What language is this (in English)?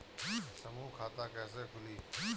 Bhojpuri